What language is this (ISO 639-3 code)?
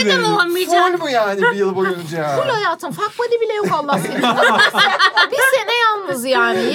tur